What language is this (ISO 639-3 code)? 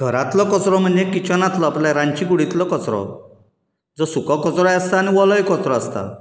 kok